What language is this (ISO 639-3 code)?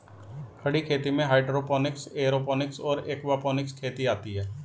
hin